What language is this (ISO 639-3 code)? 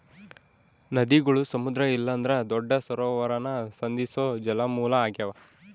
kan